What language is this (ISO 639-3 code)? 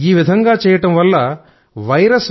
tel